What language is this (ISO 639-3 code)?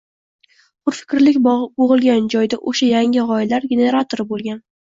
uzb